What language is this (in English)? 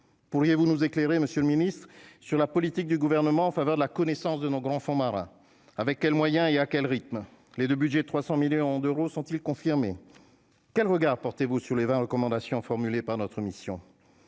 French